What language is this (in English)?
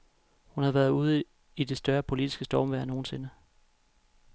Danish